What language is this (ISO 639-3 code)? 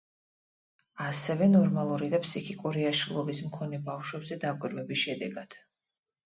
kat